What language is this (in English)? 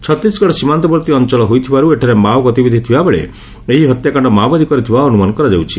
Odia